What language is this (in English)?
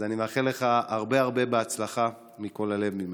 Hebrew